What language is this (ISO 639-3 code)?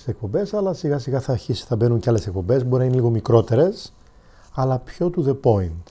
ell